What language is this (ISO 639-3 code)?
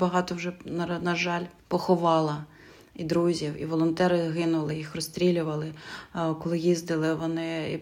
ukr